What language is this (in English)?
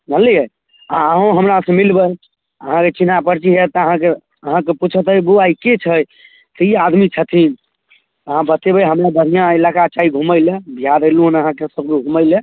Maithili